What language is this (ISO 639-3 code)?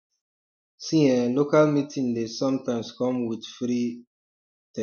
pcm